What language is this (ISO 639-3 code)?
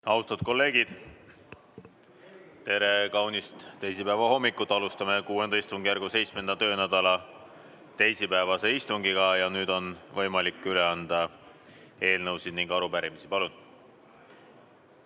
est